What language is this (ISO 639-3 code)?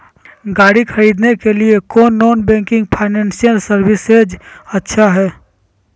mag